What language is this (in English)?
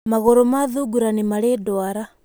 Kikuyu